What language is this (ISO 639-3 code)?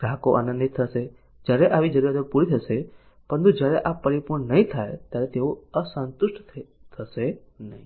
guj